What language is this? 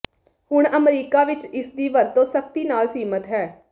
Punjabi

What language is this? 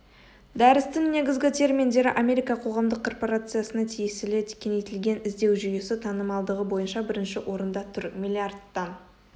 Kazakh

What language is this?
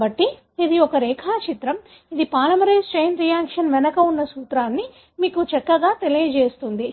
Telugu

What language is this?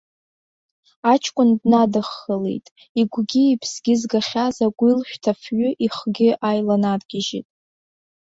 Abkhazian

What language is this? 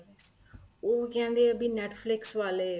Punjabi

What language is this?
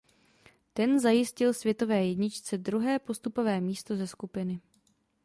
Czech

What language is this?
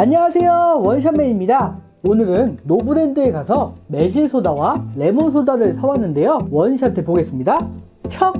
Korean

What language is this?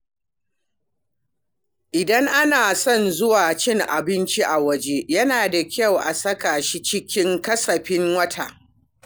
Hausa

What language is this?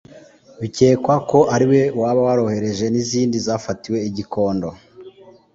Kinyarwanda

